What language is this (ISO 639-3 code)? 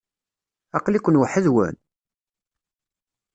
kab